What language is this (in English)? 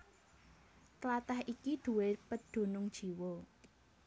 Javanese